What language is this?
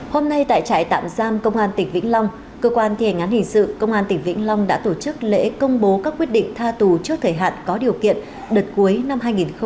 Vietnamese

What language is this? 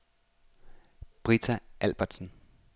Danish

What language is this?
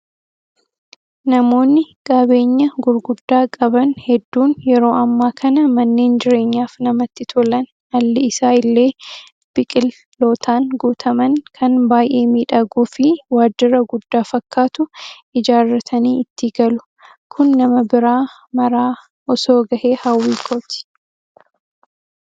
Oromo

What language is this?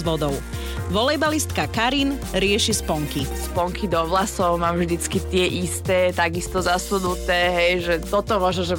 Slovak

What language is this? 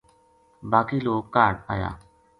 Gujari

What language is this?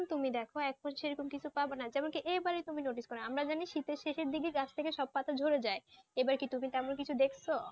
Bangla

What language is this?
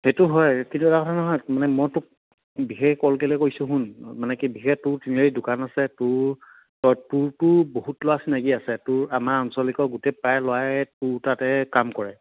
Assamese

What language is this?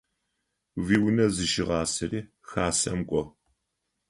Adyghe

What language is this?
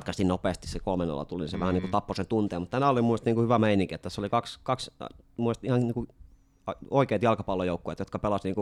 Finnish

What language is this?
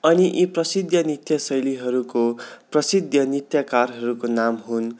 Nepali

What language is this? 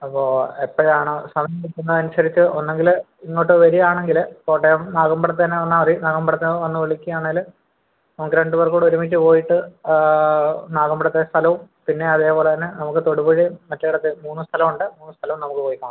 Malayalam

